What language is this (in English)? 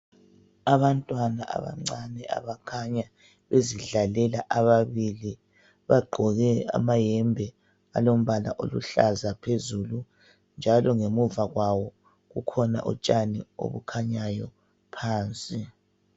North Ndebele